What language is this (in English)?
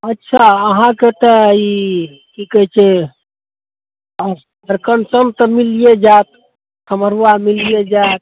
Maithili